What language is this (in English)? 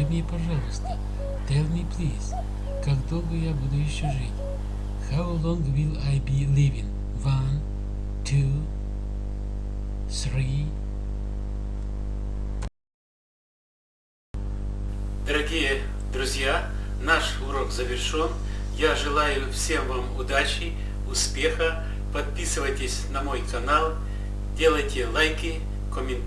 Russian